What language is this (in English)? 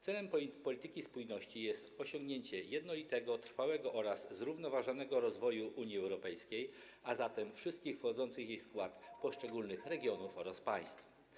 Polish